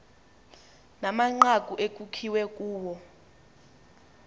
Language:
Xhosa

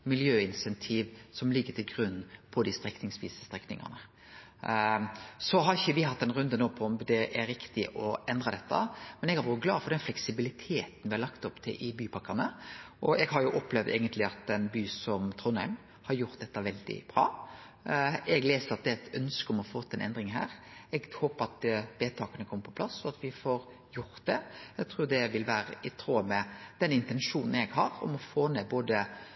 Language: Norwegian Nynorsk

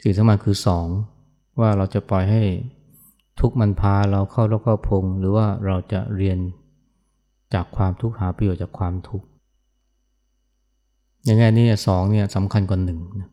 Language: Thai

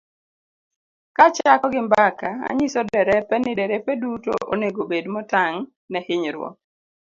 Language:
Luo (Kenya and Tanzania)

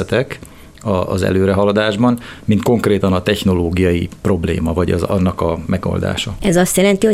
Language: Hungarian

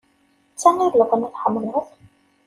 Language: Kabyle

